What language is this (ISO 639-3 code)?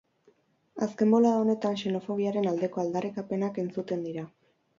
eus